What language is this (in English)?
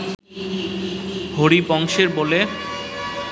Bangla